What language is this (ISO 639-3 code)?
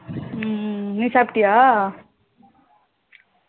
tam